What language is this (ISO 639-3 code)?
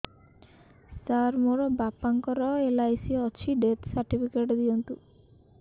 ori